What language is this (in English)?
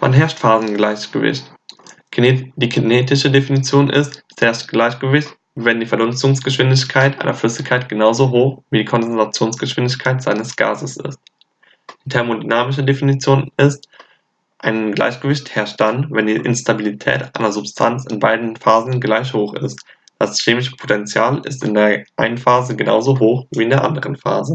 German